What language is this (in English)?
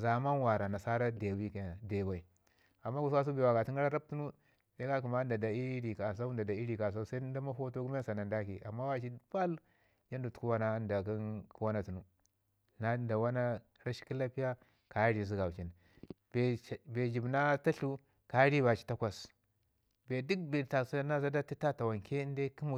Ngizim